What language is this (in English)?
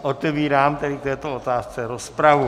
Czech